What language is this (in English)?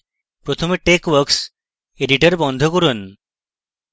Bangla